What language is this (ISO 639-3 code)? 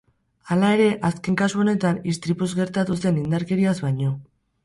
eus